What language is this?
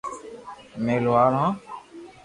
Loarki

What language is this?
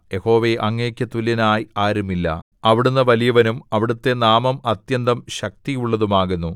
Malayalam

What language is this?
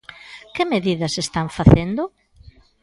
Galician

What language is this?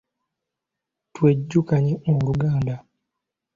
Ganda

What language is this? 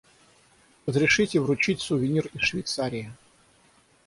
Russian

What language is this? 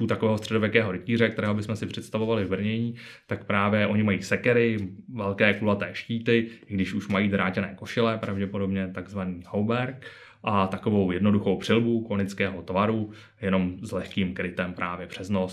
Czech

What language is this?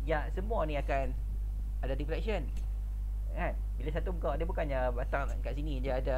Malay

